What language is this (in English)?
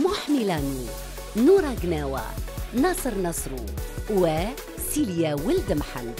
Arabic